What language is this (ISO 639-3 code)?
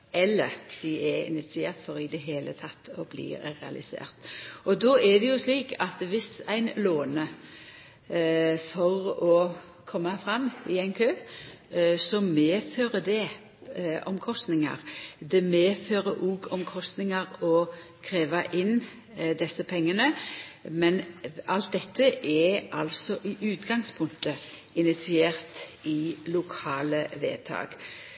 nno